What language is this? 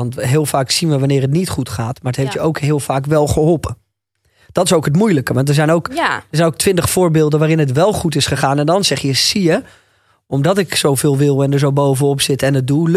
Dutch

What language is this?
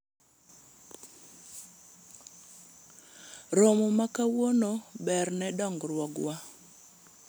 Luo (Kenya and Tanzania)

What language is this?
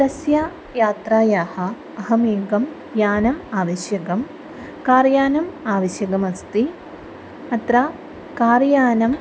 Sanskrit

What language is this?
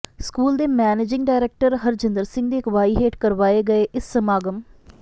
Punjabi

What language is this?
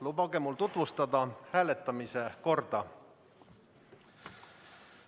Estonian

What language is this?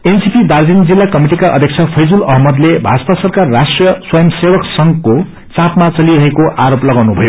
Nepali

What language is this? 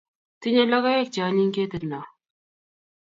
Kalenjin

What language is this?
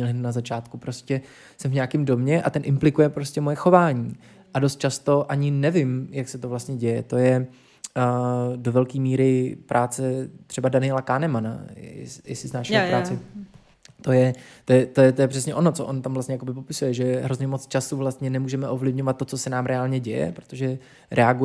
Czech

